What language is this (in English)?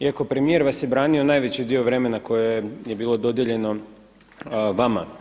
Croatian